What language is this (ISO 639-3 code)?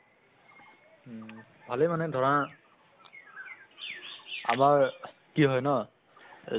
asm